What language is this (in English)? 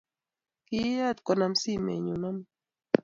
Kalenjin